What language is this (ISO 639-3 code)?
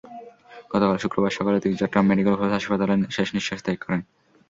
ben